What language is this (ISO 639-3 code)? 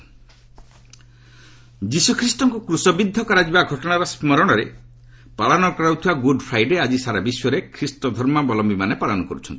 ori